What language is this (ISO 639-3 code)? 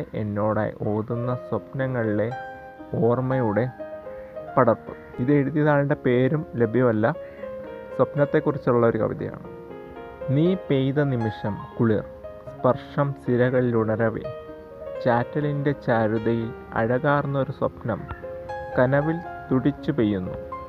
mal